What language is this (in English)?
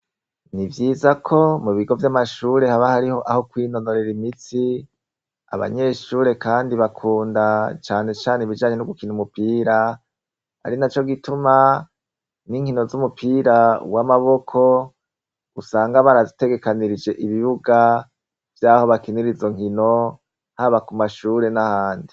Rundi